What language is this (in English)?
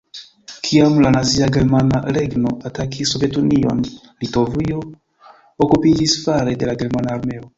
Esperanto